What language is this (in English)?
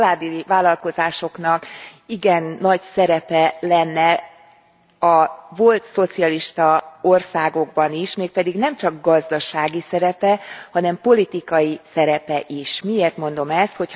Hungarian